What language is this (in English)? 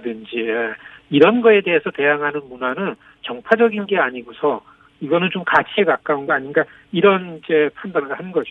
Korean